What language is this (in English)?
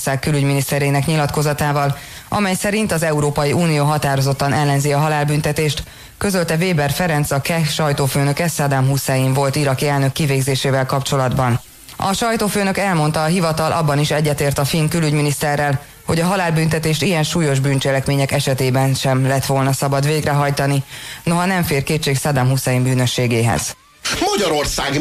Hungarian